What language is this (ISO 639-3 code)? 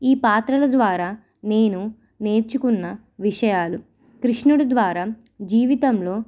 tel